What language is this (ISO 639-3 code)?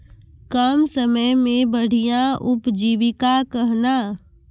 mai